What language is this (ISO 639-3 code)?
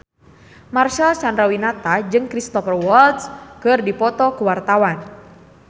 sun